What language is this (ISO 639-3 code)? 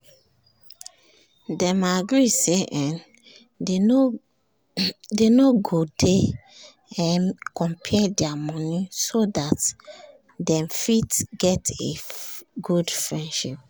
pcm